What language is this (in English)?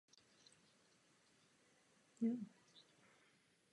Czech